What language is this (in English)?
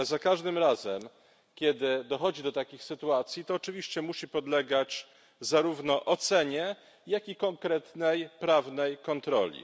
Polish